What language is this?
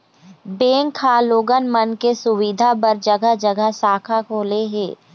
Chhattisgarhi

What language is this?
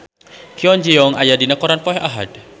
Sundanese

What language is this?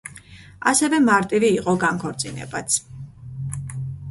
Georgian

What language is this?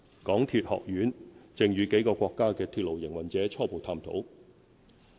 Cantonese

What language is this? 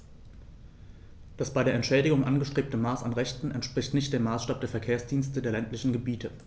German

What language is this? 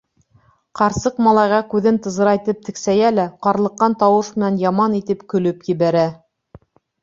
Bashkir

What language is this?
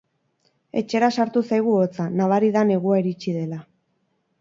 Basque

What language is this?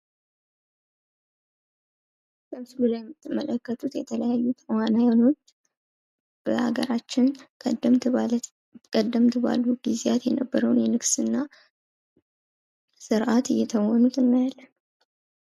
Amharic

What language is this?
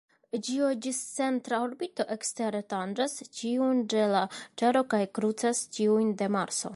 Esperanto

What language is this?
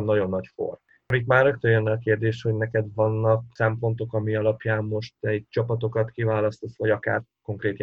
Hungarian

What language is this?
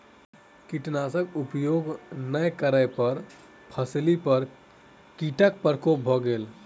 Maithili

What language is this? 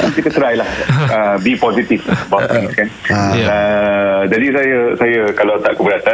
Malay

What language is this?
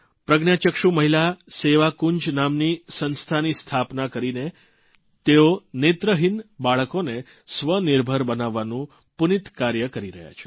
Gujarati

